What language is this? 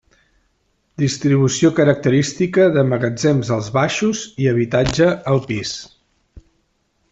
Catalan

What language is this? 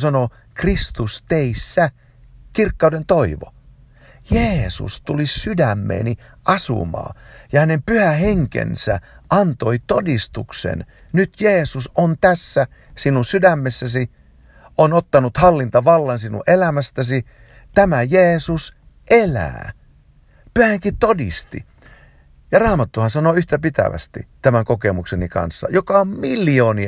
Finnish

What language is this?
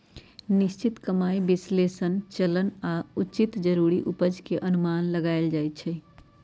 Magahi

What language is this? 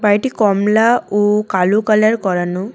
Bangla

